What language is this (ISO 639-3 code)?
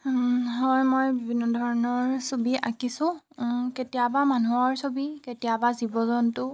asm